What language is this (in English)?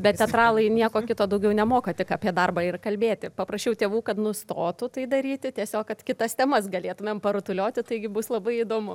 Lithuanian